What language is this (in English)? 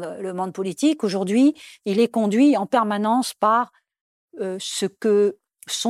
French